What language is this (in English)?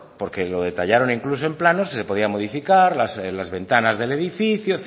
Spanish